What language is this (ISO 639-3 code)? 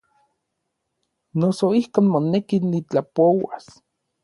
nlv